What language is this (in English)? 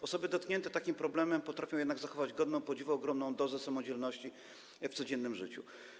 Polish